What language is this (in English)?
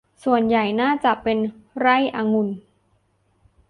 Thai